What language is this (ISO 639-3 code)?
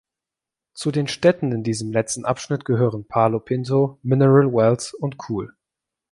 deu